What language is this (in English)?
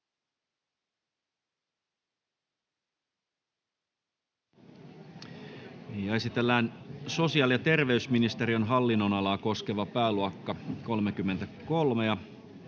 Finnish